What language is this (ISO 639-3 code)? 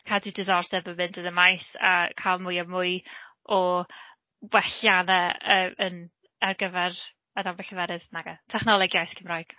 cym